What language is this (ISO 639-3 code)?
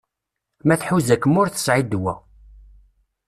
kab